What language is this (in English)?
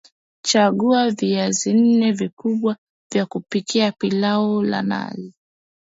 Swahili